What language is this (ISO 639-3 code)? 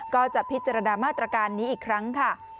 tha